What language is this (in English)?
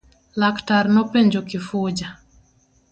Luo (Kenya and Tanzania)